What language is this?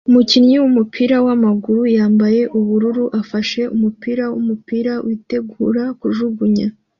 Kinyarwanda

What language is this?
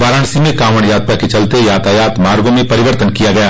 Hindi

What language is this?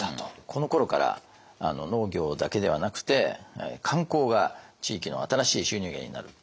Japanese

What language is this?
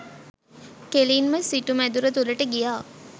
Sinhala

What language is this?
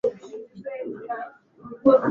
Swahili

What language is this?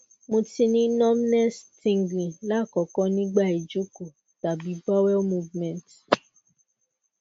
Yoruba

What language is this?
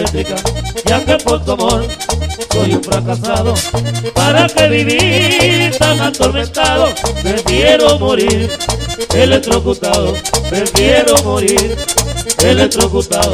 Spanish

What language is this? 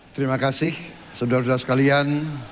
Indonesian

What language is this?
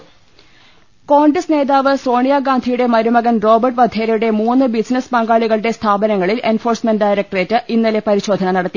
Malayalam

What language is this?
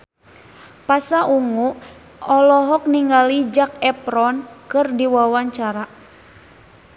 Sundanese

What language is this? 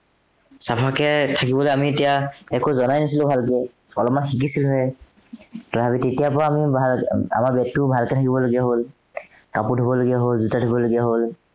Assamese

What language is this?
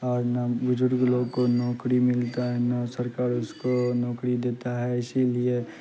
Urdu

